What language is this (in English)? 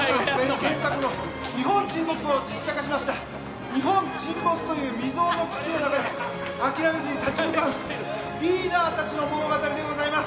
Japanese